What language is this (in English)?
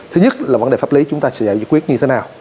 Vietnamese